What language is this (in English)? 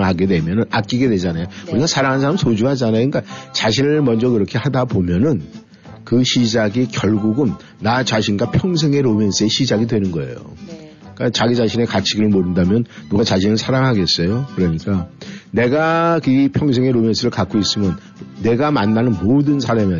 Korean